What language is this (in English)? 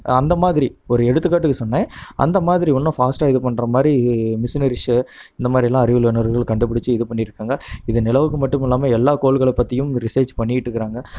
Tamil